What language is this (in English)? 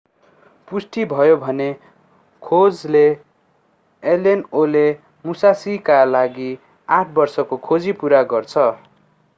Nepali